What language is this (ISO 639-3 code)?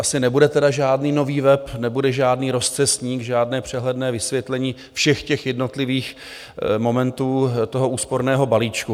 ces